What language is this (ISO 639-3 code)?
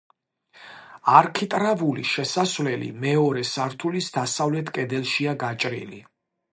kat